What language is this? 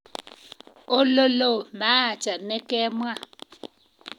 Kalenjin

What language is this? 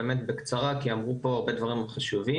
Hebrew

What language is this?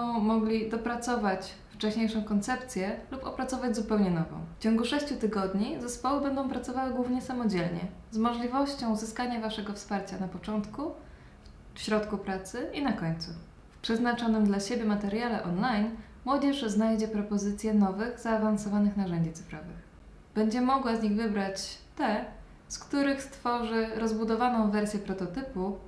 Polish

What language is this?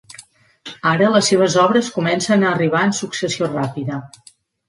Catalan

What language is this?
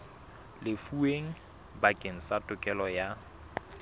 Southern Sotho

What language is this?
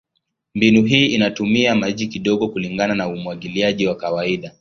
Swahili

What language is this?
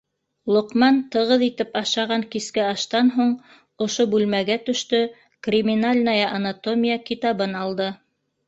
Bashkir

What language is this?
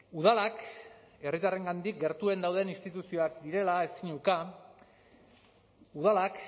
Basque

